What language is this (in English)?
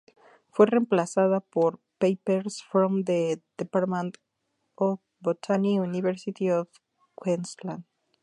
Spanish